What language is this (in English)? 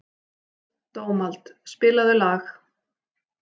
Icelandic